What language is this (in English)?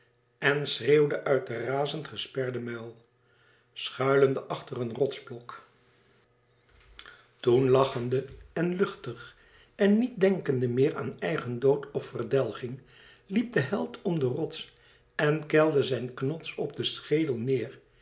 Dutch